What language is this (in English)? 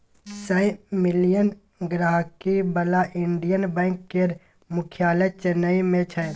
Maithili